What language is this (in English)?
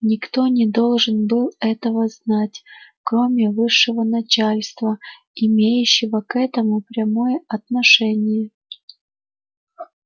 Russian